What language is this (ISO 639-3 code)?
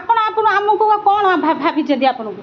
ori